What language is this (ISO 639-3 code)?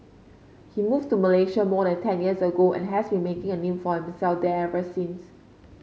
eng